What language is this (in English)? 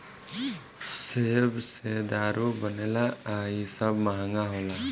Bhojpuri